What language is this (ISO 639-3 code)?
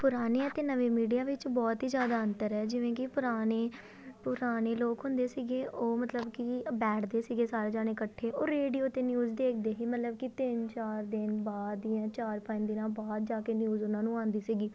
pan